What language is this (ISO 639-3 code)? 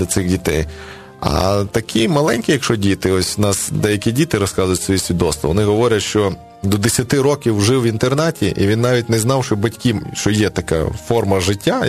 ukr